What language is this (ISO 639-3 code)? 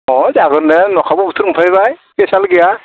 brx